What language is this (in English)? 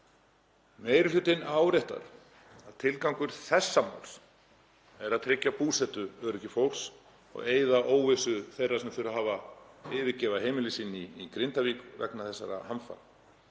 Icelandic